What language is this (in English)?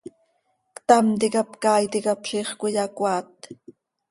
Seri